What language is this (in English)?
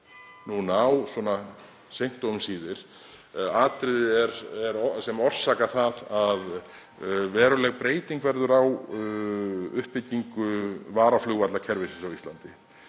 Icelandic